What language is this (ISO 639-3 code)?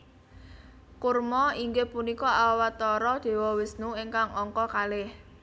jav